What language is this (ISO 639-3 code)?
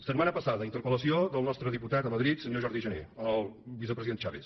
cat